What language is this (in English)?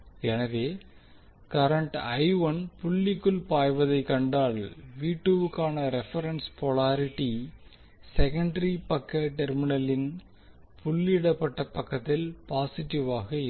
Tamil